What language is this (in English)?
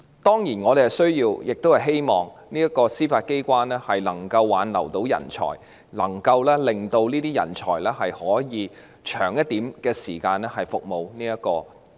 Cantonese